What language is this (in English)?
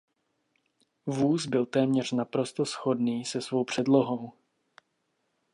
Czech